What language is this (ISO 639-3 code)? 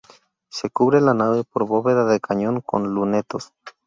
spa